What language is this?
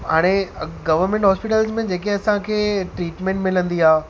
Sindhi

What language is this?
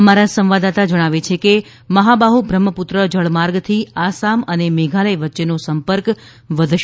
Gujarati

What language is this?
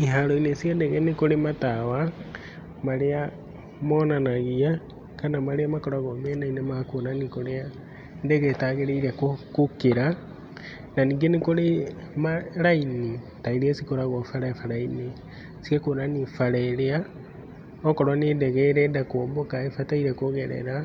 Kikuyu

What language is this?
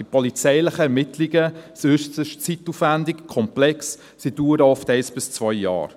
Swiss German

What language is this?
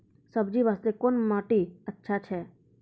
Maithili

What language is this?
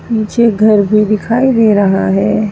Hindi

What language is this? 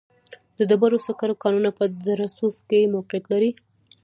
Pashto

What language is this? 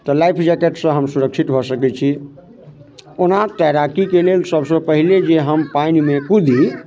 Maithili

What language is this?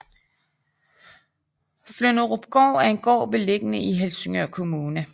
Danish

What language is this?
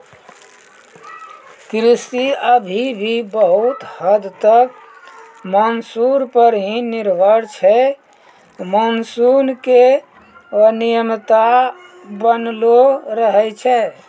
Maithili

